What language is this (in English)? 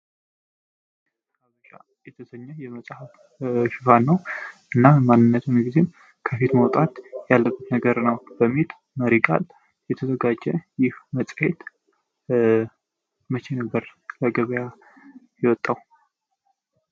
Amharic